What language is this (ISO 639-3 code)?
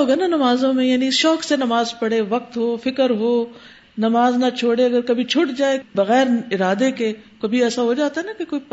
urd